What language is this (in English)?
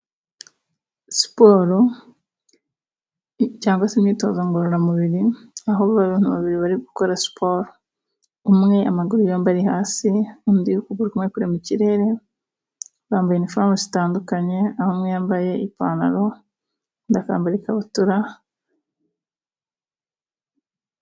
Kinyarwanda